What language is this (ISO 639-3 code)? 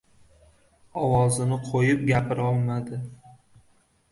uzb